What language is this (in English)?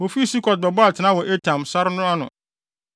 Akan